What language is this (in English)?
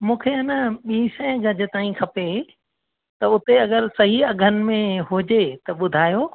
Sindhi